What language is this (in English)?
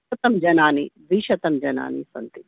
Sanskrit